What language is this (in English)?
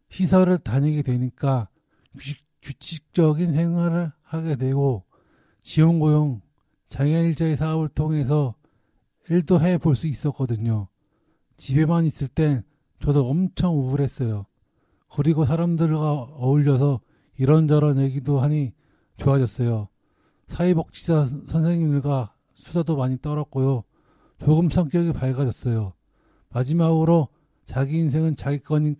Korean